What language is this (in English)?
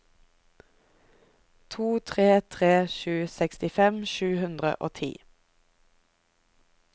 Norwegian